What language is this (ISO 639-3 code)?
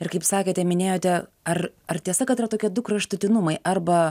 lit